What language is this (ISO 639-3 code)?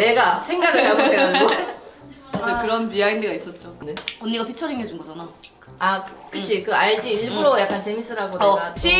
kor